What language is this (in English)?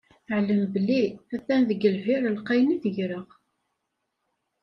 Kabyle